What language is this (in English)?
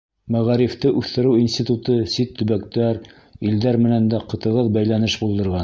Bashkir